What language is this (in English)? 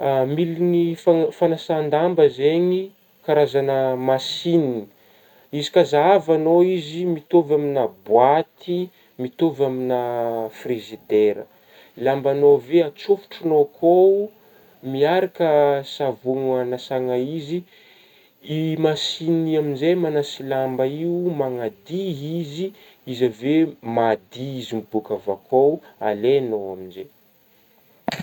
Northern Betsimisaraka Malagasy